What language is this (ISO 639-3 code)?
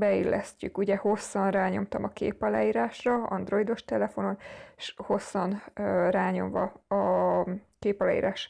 hun